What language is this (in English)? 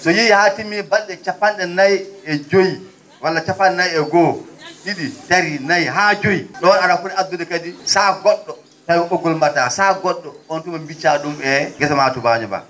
Fula